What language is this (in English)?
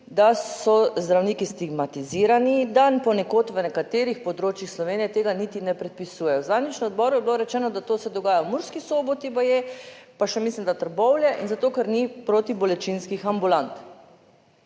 Slovenian